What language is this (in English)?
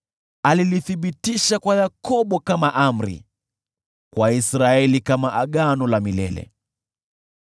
Swahili